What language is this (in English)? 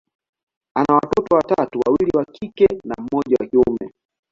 Swahili